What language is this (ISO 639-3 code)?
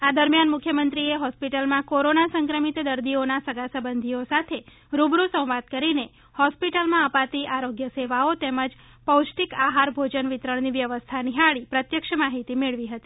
guj